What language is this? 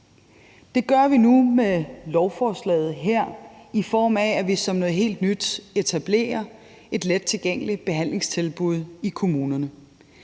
Danish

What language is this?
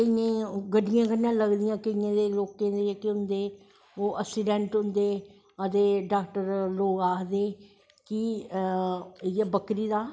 Dogri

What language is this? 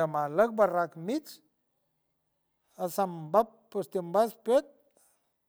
San Francisco Del Mar Huave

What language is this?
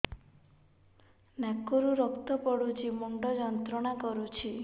Odia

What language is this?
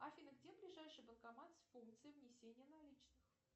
Russian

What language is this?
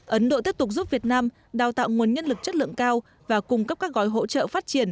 Vietnamese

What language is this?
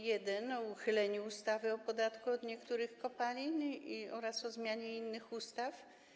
Polish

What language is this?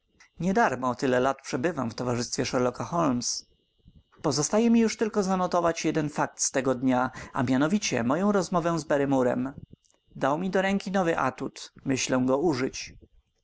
Polish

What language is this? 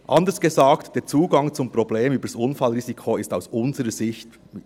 Swiss German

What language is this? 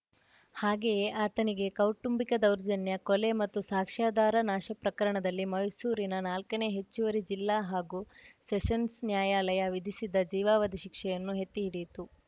Kannada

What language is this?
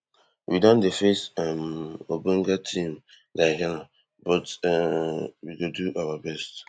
Nigerian Pidgin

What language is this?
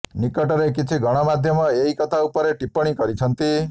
Odia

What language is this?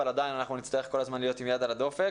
Hebrew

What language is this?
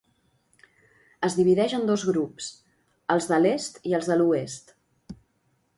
Catalan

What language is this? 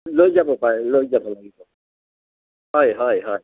Assamese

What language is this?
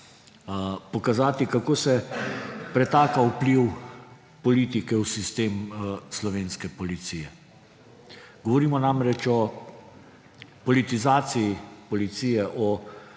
Slovenian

